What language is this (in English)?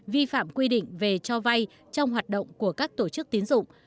Vietnamese